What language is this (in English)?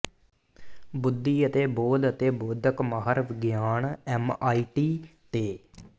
Punjabi